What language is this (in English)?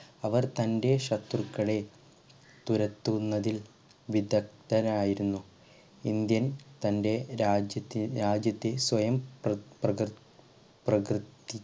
Malayalam